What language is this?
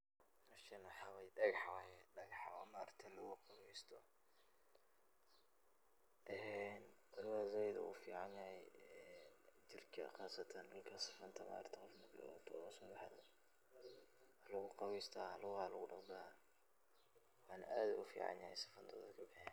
Somali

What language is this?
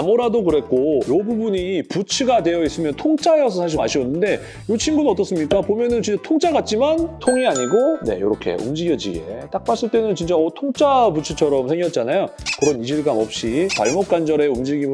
Korean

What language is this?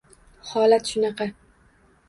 Uzbek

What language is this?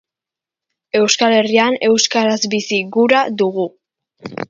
Basque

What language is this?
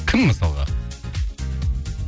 Kazakh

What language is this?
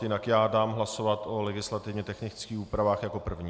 Czech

